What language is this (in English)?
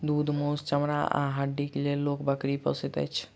Maithili